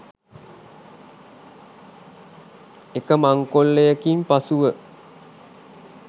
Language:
Sinhala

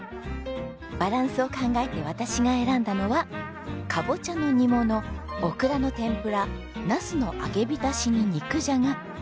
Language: Japanese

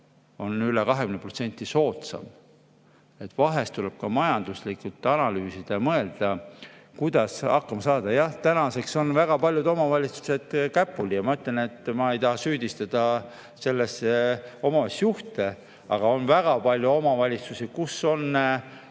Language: Estonian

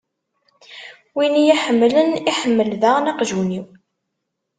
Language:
Kabyle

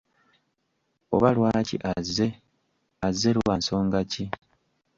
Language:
Ganda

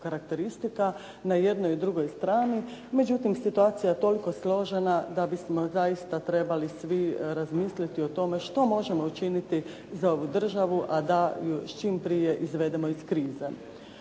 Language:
Croatian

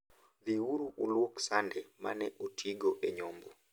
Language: Luo (Kenya and Tanzania)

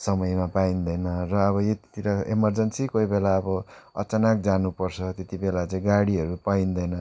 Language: Nepali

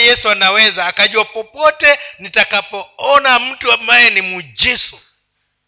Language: Swahili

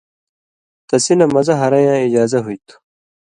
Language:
Indus Kohistani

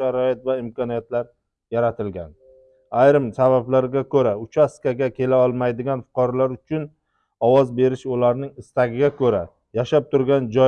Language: Turkish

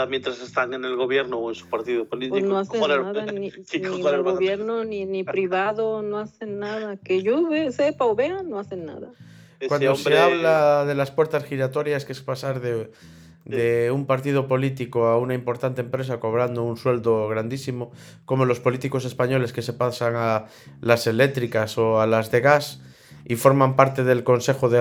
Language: Spanish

